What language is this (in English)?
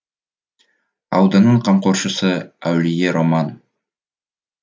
Kazakh